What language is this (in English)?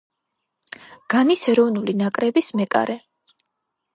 Georgian